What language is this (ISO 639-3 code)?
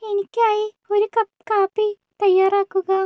mal